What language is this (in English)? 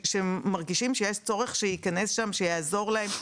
Hebrew